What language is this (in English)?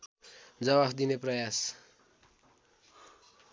Nepali